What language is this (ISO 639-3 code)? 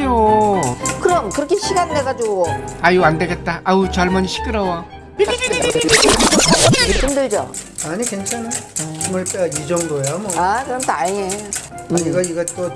kor